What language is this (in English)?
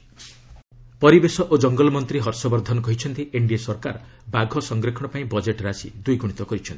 Odia